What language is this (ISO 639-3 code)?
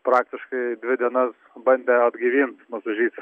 lit